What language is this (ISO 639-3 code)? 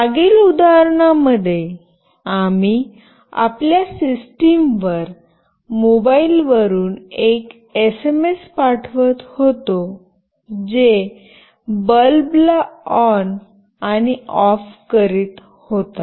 mar